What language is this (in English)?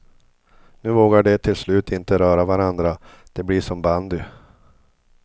Swedish